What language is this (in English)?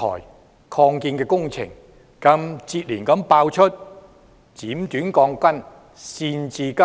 Cantonese